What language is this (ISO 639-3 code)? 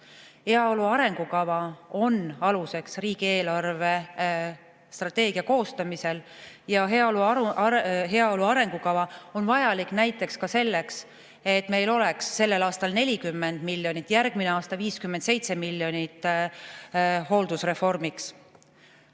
est